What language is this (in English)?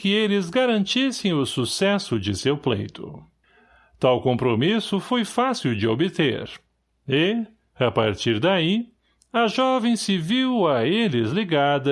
Portuguese